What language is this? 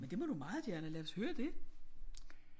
Danish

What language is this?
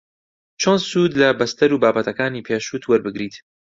Central Kurdish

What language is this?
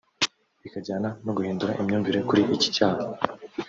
Kinyarwanda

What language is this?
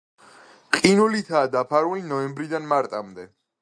Georgian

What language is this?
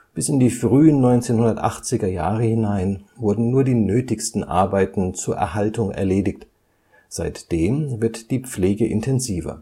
German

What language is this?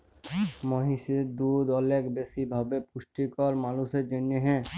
Bangla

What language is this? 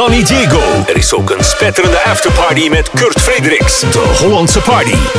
Dutch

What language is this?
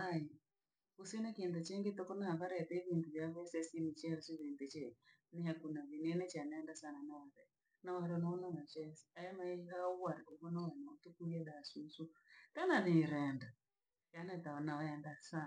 Langi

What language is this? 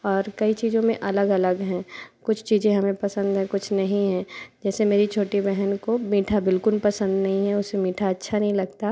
Hindi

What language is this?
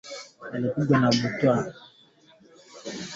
Swahili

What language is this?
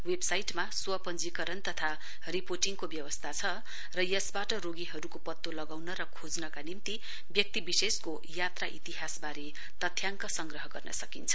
Nepali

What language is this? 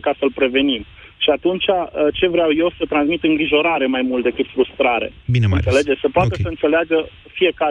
Romanian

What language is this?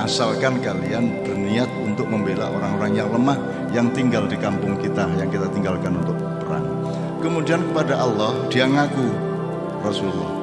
Indonesian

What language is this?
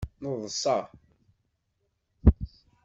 Kabyle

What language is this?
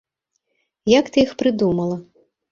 Belarusian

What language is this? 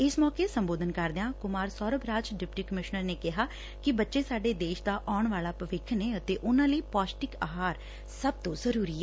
Punjabi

